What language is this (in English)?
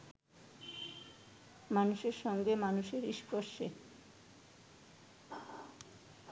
Bangla